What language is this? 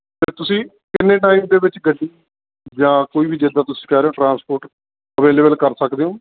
Punjabi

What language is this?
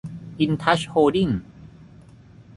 Thai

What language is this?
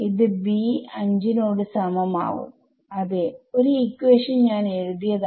Malayalam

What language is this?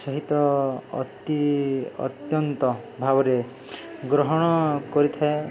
Odia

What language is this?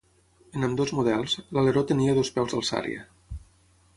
Catalan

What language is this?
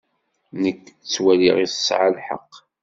Kabyle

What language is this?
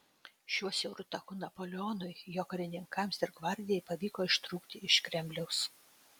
Lithuanian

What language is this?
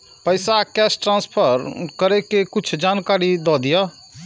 Maithili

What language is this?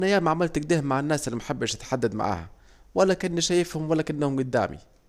Saidi Arabic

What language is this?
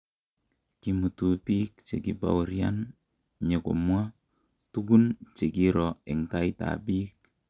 Kalenjin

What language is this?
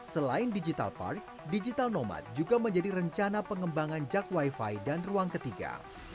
Indonesian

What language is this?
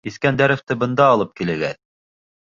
Bashkir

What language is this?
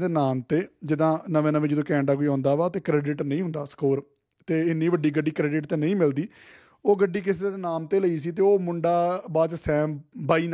Punjabi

